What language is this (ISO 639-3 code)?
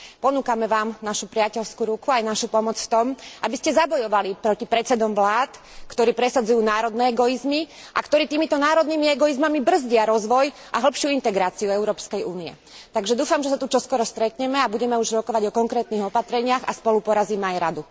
slk